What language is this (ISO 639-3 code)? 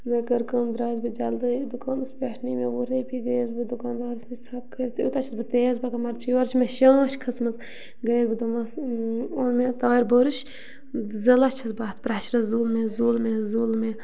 kas